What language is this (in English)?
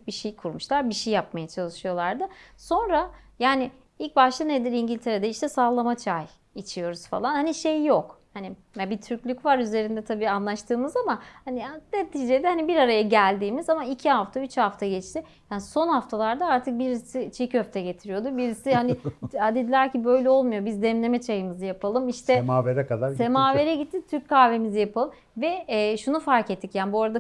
Turkish